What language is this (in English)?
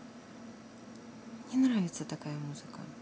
Russian